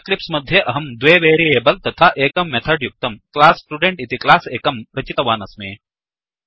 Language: Sanskrit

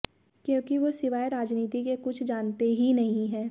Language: Hindi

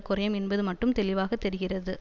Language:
Tamil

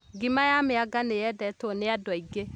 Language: Kikuyu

